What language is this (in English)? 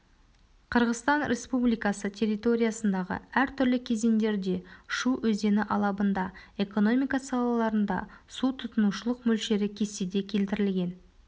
Kazakh